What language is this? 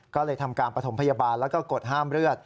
Thai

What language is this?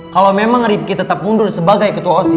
Indonesian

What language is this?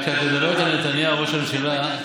Hebrew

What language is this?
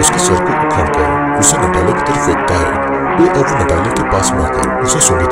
Hindi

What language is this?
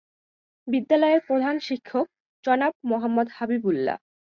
Bangla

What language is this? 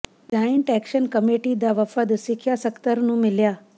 Punjabi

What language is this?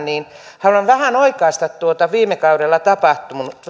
Finnish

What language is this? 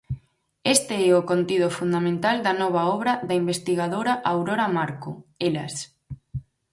Galician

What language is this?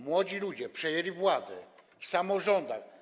Polish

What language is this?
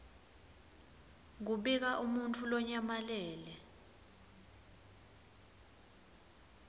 Swati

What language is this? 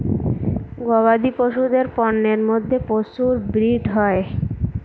Bangla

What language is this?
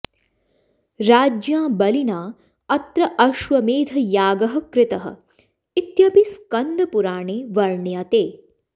Sanskrit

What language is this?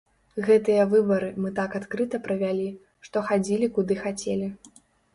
Belarusian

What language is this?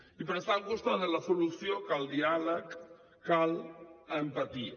Catalan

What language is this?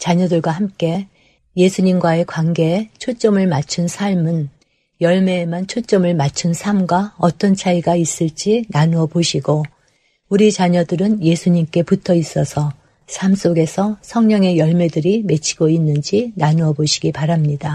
Korean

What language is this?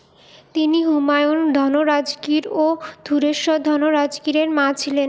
Bangla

